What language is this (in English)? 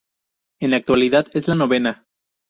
Spanish